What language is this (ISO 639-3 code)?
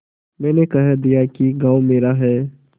hin